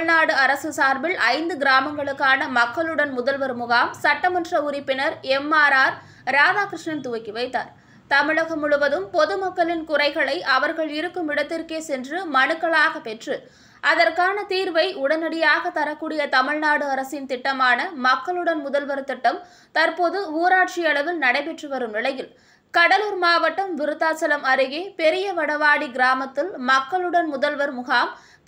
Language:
Tamil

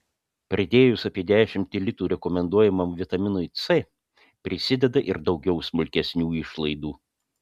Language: Lithuanian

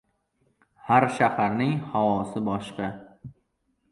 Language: Uzbek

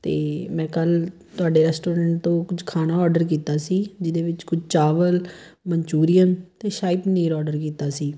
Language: Punjabi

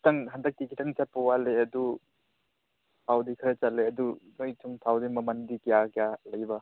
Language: Manipuri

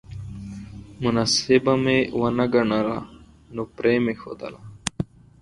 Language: Pashto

